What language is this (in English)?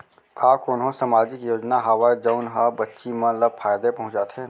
Chhattisgarhi